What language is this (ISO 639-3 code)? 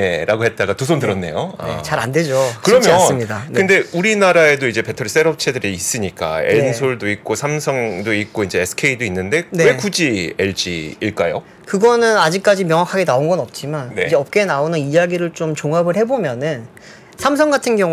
kor